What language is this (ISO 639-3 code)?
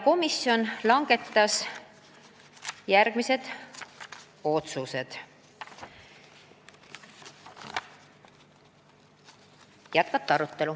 est